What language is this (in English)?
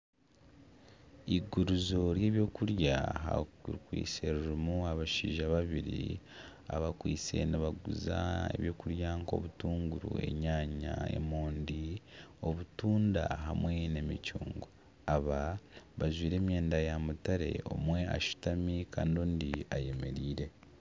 Nyankole